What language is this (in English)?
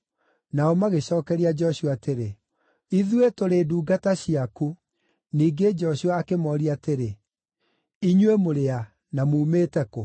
Kikuyu